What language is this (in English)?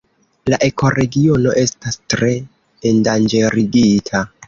Esperanto